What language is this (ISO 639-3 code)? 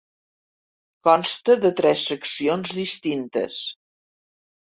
cat